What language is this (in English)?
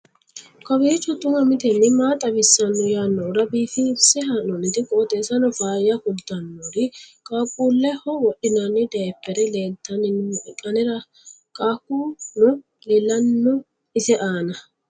Sidamo